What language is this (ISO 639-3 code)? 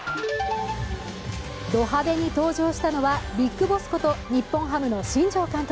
jpn